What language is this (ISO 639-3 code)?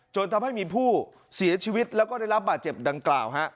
tha